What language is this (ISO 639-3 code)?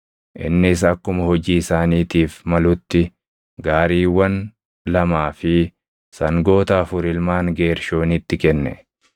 orm